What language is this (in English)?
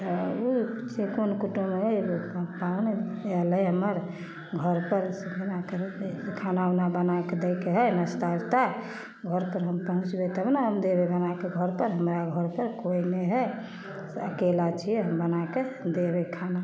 Maithili